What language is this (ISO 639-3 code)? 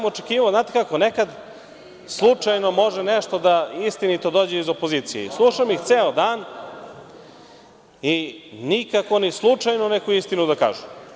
srp